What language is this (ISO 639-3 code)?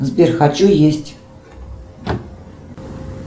rus